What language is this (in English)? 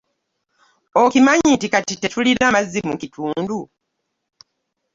Ganda